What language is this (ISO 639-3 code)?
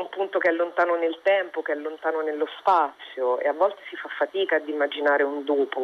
ita